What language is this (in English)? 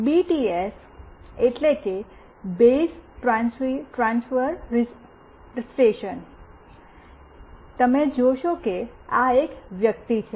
Gujarati